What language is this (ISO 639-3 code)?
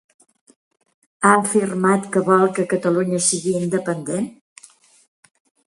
cat